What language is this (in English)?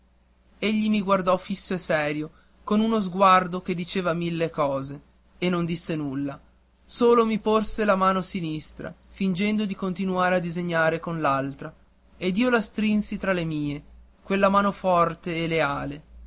Italian